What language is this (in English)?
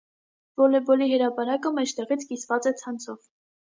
Armenian